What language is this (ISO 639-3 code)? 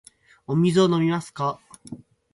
jpn